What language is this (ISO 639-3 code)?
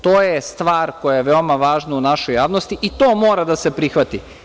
srp